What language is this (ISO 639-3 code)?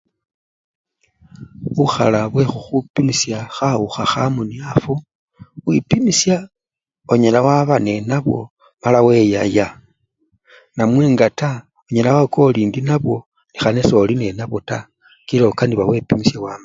luy